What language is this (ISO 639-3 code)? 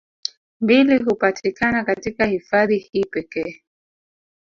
swa